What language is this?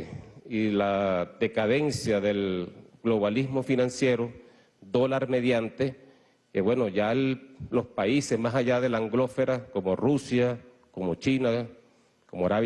Spanish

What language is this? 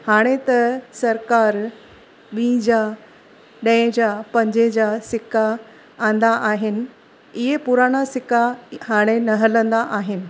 Sindhi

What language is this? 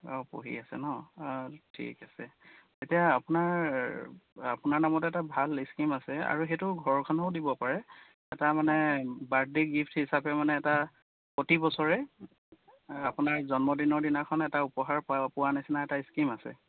Assamese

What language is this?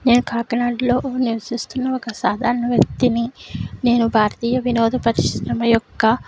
Telugu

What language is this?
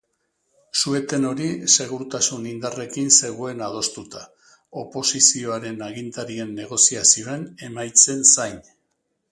Basque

